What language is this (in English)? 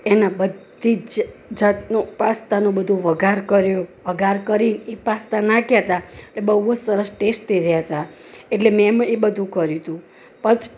Gujarati